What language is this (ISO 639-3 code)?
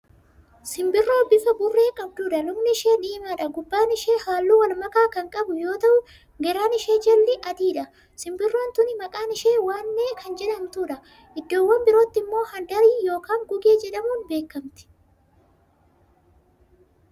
orm